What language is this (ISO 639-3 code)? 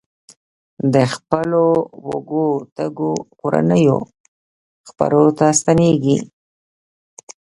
pus